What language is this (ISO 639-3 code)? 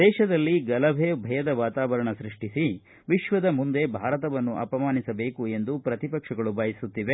kan